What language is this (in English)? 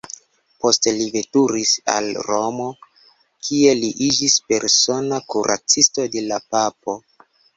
Esperanto